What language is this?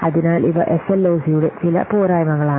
Malayalam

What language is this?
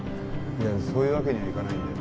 Japanese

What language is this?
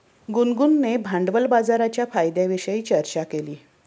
Marathi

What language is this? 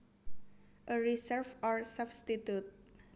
Javanese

